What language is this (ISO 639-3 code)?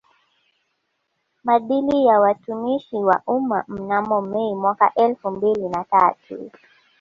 swa